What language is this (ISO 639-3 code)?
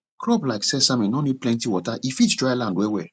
pcm